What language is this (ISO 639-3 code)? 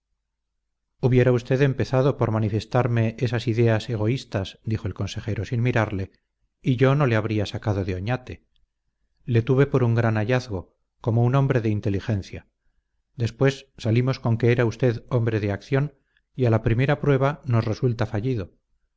spa